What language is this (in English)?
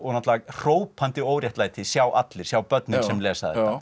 Icelandic